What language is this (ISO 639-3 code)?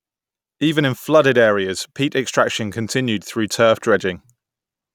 eng